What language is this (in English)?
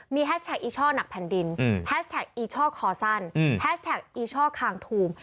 Thai